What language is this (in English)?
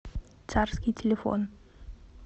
Russian